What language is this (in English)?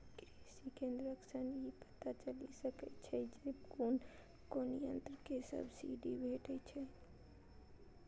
Maithili